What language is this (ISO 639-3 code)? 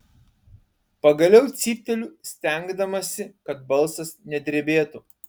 lit